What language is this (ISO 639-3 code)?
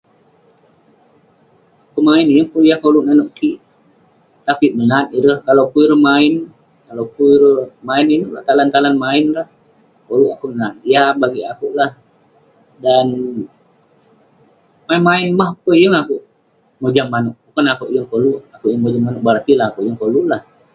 pne